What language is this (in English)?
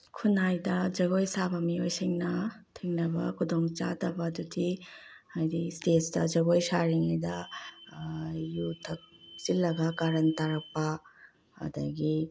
Manipuri